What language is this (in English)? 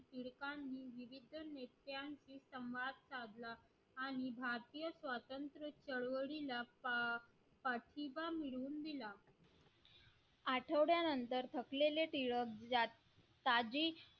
Marathi